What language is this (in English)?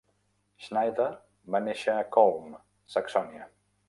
Catalan